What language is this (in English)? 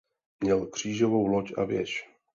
Czech